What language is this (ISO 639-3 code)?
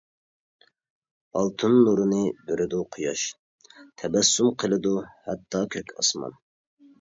uig